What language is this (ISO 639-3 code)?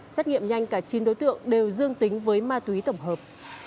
vie